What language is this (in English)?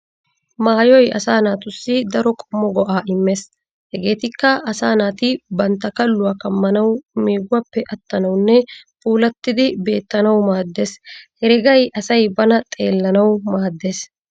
Wolaytta